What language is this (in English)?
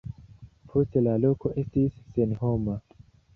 Esperanto